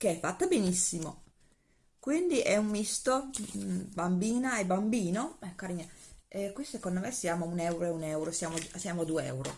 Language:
Italian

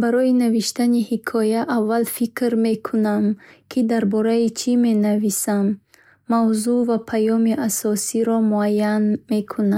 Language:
Bukharic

